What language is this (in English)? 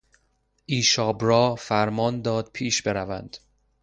Persian